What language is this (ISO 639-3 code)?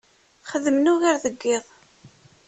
kab